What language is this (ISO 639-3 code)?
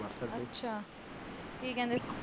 pan